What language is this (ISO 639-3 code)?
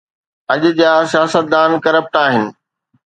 snd